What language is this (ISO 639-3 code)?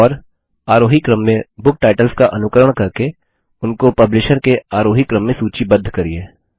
hin